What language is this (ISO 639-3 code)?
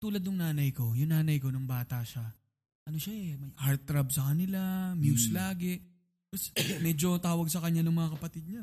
fil